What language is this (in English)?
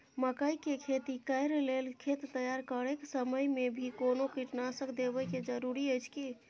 Maithili